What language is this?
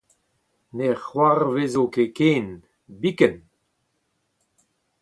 Breton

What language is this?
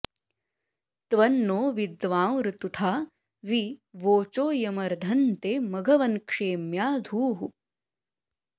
Sanskrit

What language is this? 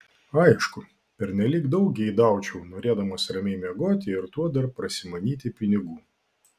Lithuanian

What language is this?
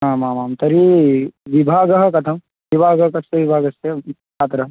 Sanskrit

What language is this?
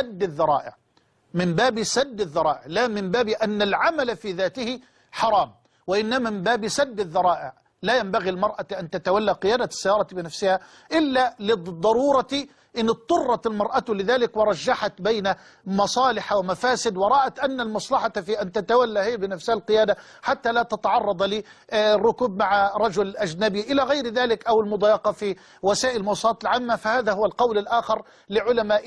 Arabic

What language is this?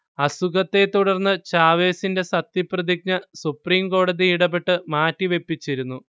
Malayalam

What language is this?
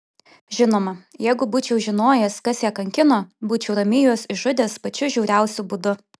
Lithuanian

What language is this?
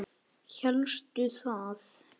Icelandic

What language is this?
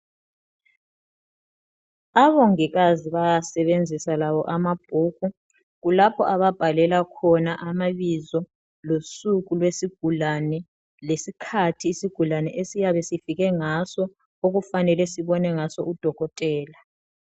North Ndebele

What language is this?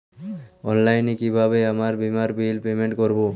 Bangla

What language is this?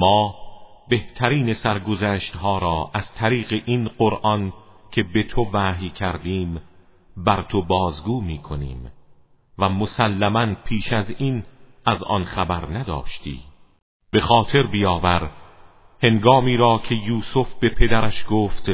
Persian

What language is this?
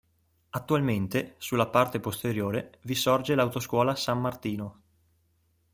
Italian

